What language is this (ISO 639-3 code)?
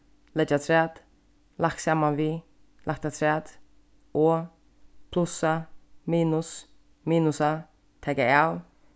fao